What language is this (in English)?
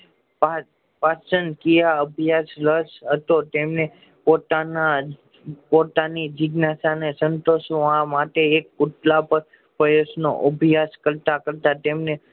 Gujarati